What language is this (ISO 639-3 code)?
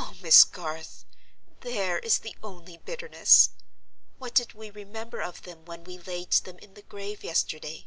eng